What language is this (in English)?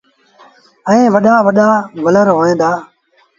Sindhi Bhil